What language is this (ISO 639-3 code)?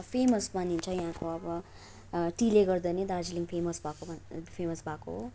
nep